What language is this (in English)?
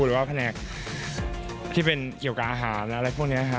Thai